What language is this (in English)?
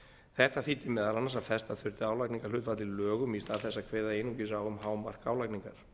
Icelandic